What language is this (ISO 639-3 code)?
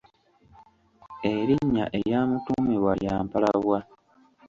lug